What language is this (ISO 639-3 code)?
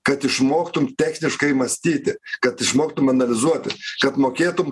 lit